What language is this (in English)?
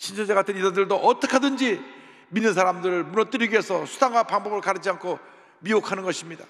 Korean